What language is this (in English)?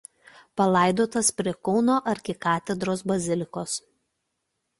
Lithuanian